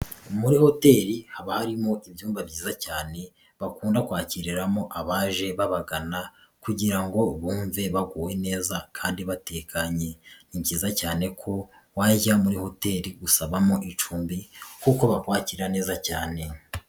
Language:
Kinyarwanda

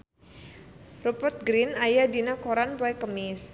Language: Sundanese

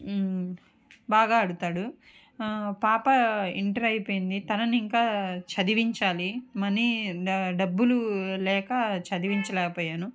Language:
Telugu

